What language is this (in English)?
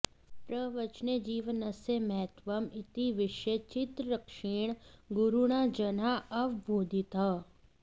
Sanskrit